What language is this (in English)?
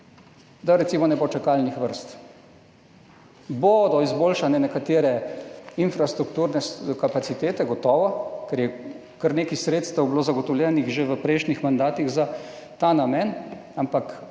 Slovenian